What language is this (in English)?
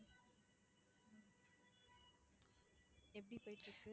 Tamil